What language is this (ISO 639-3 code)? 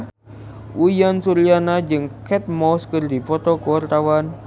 sun